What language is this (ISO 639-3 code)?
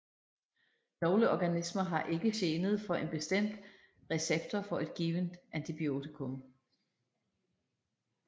dan